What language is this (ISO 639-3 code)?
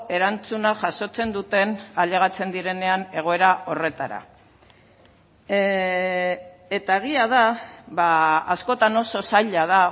eus